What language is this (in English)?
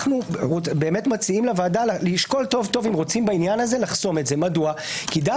Hebrew